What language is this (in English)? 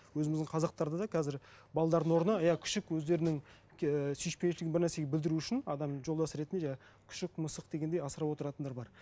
Kazakh